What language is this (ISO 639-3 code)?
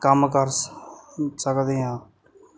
pan